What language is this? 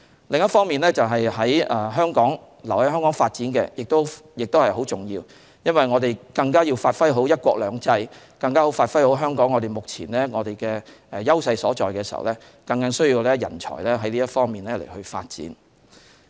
Cantonese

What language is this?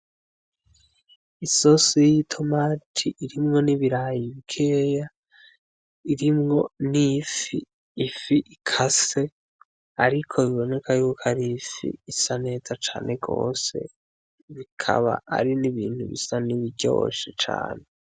Rundi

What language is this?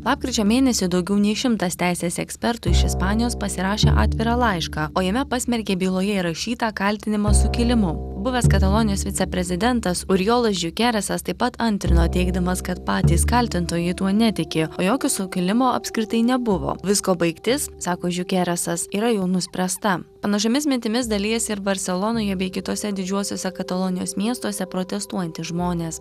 Lithuanian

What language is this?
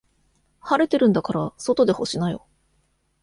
Japanese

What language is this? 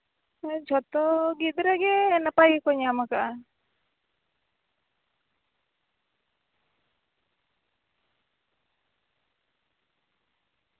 Santali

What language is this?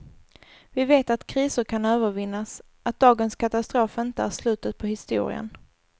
Swedish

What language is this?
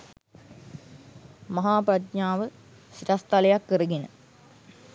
Sinhala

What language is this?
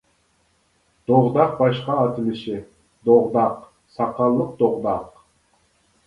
Uyghur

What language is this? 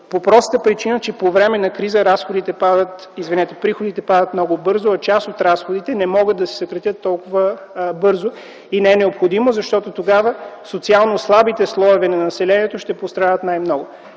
Bulgarian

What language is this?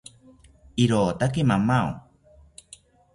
South Ucayali Ashéninka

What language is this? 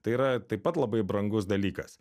Lithuanian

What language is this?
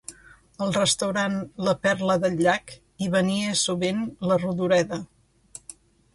Catalan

